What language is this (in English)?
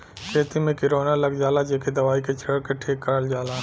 Bhojpuri